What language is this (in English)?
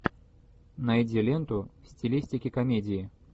Russian